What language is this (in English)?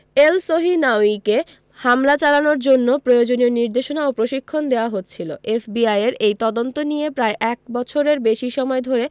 Bangla